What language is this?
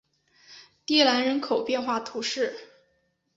Chinese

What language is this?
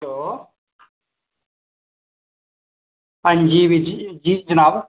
Dogri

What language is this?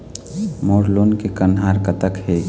Chhattisgarhi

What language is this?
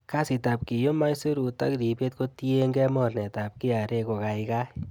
Kalenjin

